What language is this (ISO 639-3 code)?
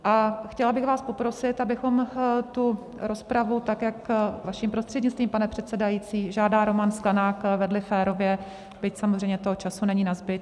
ces